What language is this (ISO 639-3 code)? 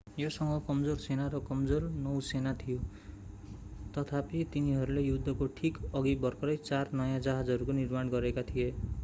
nep